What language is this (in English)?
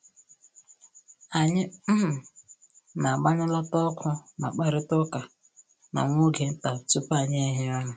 Igbo